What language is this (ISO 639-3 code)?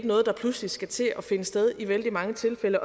dan